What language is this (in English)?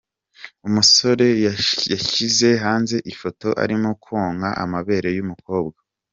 Kinyarwanda